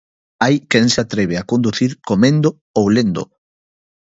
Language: Galician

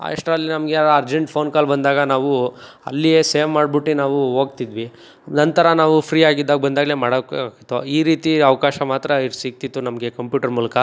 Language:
Kannada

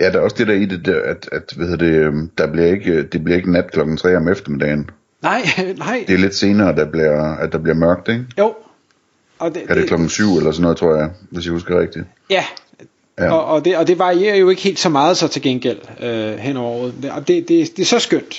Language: Danish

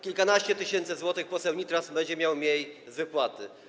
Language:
Polish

